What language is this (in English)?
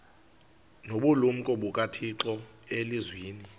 Xhosa